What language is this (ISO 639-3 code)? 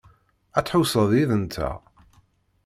kab